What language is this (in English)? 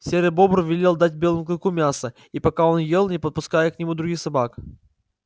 Russian